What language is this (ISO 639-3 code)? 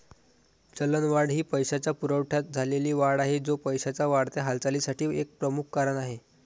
mar